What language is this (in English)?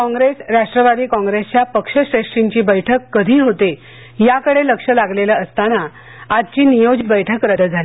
Marathi